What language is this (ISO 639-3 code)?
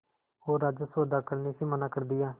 hin